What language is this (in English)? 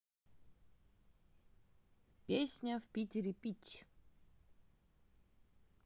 Russian